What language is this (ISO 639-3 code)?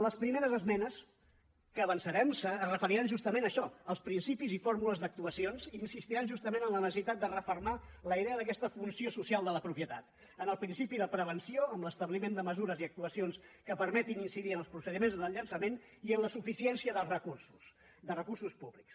cat